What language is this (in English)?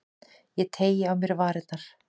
Icelandic